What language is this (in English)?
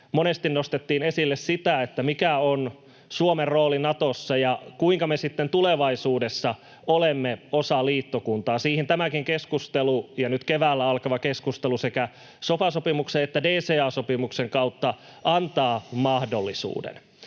Finnish